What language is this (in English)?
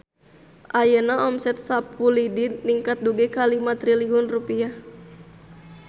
Sundanese